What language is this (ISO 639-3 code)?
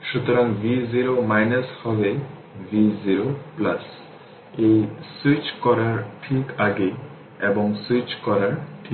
ben